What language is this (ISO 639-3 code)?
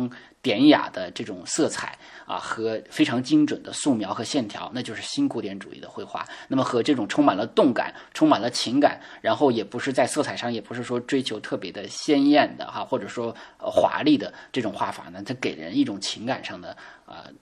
zho